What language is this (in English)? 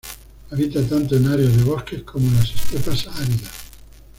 Spanish